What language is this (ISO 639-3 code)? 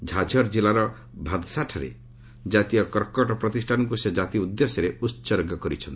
ori